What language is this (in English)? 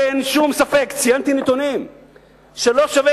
Hebrew